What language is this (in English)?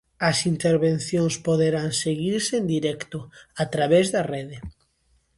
Galician